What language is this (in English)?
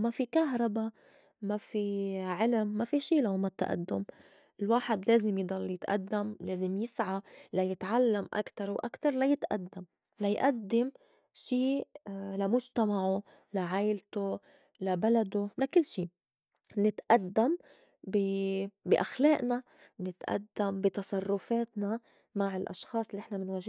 North Levantine Arabic